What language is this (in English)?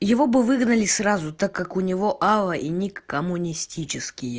Russian